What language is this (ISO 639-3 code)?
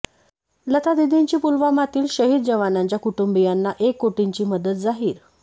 mar